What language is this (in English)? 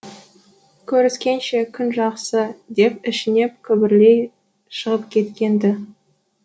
Kazakh